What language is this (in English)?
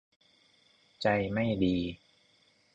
Thai